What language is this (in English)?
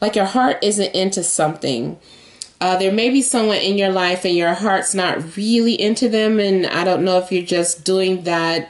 English